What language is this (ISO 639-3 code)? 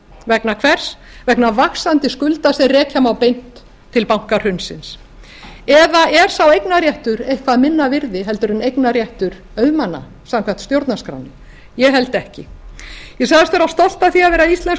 isl